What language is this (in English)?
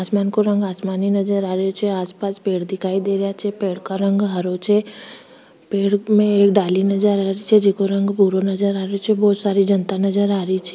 Rajasthani